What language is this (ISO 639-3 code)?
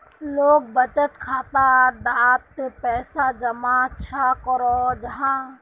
mag